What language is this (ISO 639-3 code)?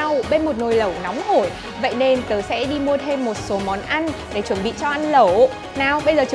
vie